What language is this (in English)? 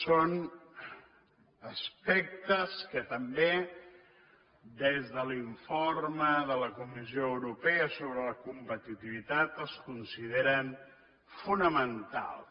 Catalan